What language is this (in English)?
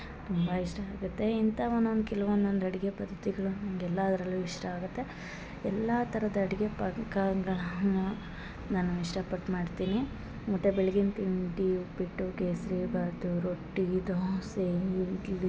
Kannada